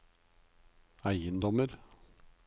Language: Norwegian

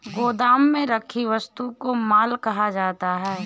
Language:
Hindi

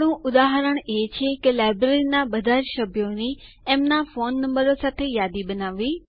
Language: Gujarati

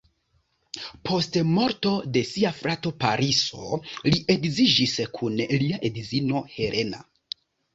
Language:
Esperanto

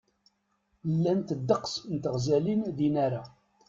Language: Kabyle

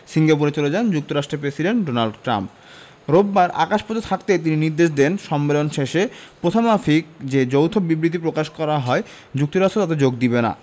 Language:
Bangla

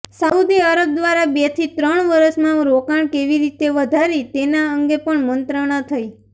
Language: Gujarati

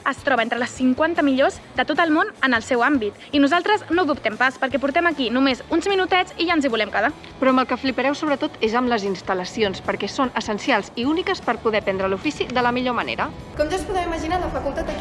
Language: Catalan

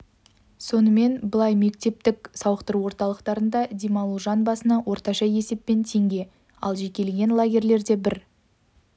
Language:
Kazakh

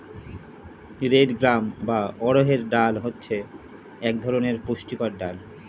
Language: Bangla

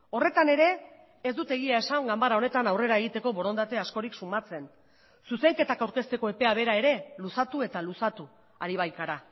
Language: Basque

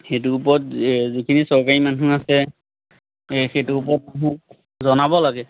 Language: Assamese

